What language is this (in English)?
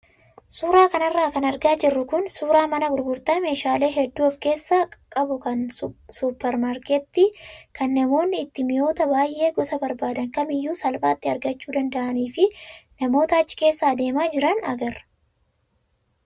Oromo